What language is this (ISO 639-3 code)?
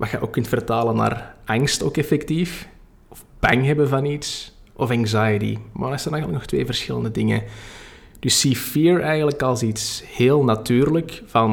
nld